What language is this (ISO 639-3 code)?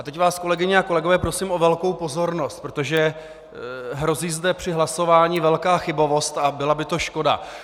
ces